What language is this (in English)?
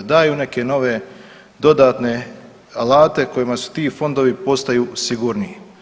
Croatian